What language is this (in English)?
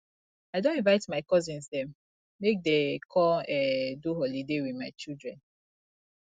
Nigerian Pidgin